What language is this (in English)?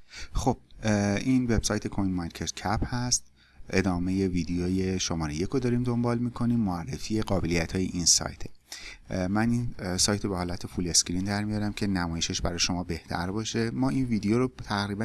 Persian